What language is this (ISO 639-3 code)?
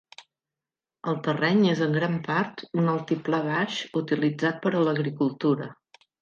cat